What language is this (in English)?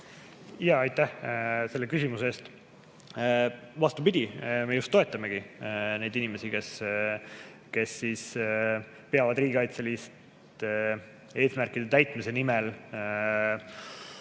Estonian